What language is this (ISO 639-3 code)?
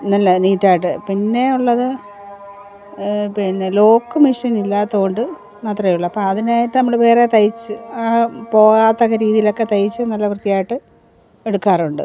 mal